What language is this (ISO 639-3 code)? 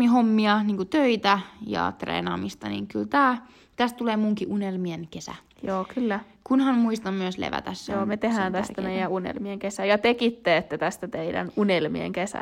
fin